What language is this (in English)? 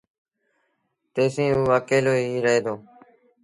Sindhi Bhil